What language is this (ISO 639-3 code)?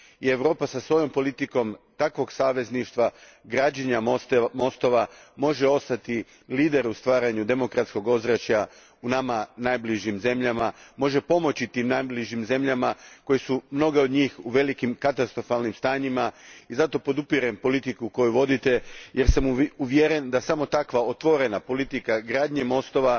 hrv